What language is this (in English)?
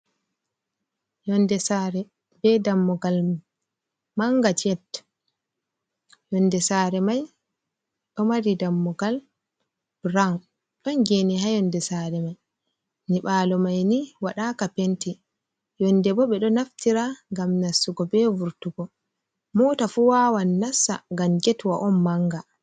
Fula